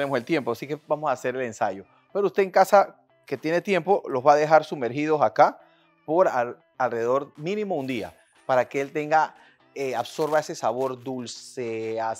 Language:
Spanish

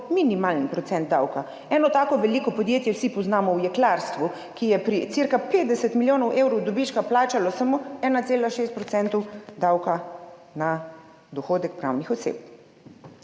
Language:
Slovenian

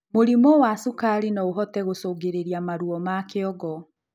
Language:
Kikuyu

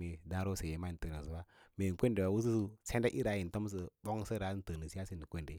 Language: Lala-Roba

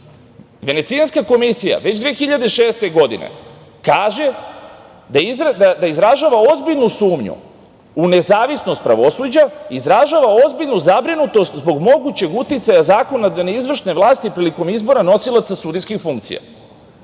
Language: Serbian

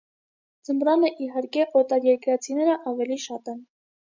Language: Armenian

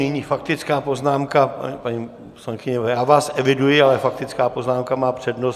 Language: Czech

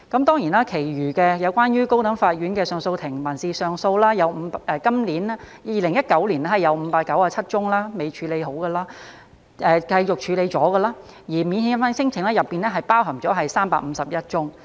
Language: Cantonese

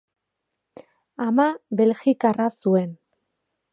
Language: Basque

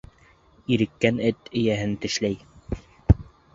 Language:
Bashkir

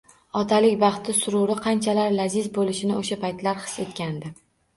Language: Uzbek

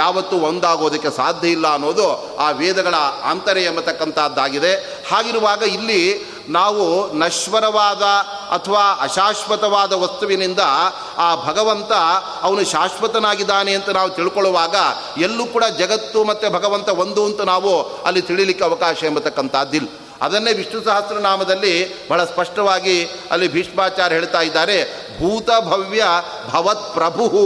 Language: Kannada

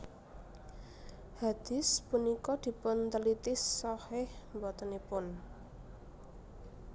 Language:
Javanese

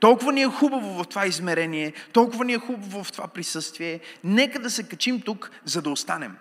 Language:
Bulgarian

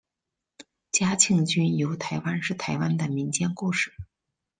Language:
Chinese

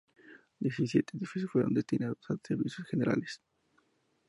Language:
Spanish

